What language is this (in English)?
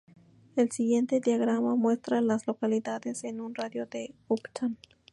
Spanish